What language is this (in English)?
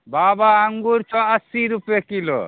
Maithili